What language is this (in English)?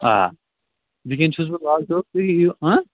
Kashmiri